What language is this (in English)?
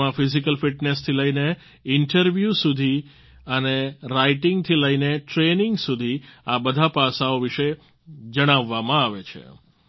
Gujarati